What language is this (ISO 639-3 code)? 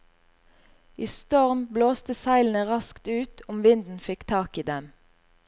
nor